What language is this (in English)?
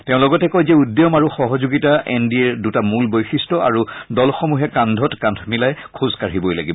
Assamese